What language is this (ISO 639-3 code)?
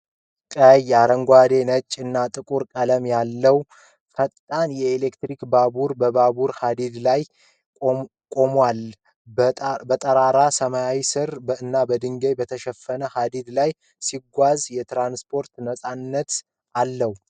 amh